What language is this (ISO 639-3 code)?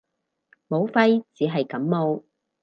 yue